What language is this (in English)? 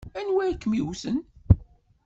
Kabyle